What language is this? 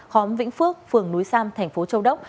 Vietnamese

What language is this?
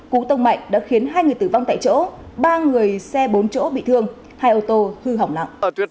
Vietnamese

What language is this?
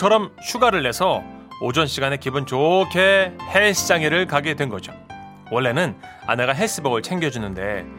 Korean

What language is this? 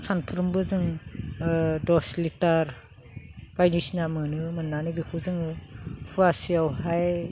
Bodo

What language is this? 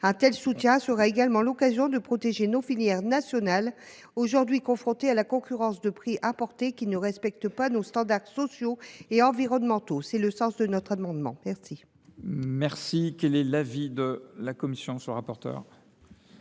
French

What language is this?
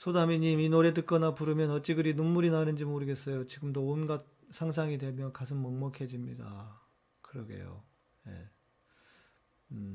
Korean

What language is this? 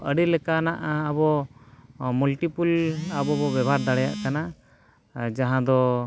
Santali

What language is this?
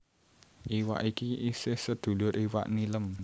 Javanese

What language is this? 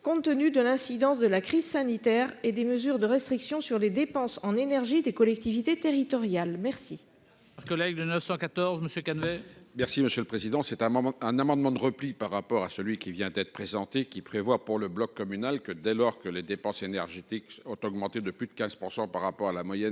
French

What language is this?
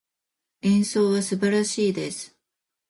Japanese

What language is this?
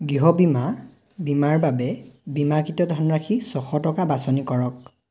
Assamese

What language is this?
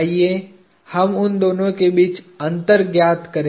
Hindi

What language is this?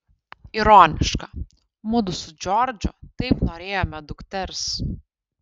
Lithuanian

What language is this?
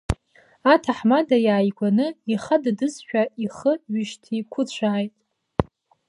Abkhazian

